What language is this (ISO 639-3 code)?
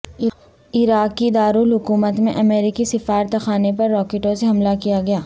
urd